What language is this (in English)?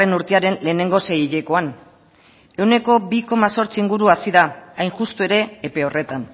Basque